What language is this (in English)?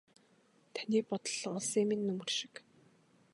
Mongolian